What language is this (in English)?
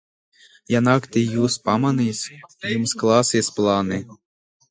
Latvian